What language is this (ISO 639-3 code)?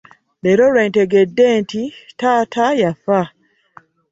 lug